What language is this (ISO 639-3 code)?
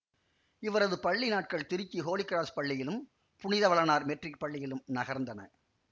tam